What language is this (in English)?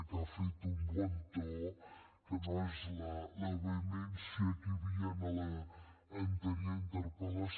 Catalan